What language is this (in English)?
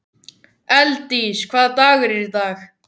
Icelandic